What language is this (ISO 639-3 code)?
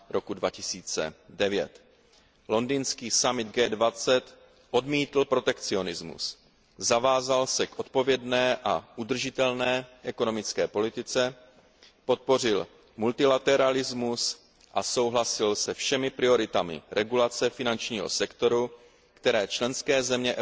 ces